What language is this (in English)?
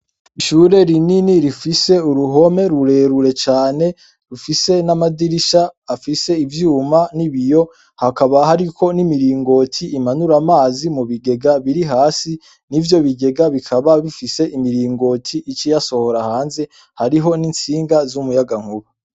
Rundi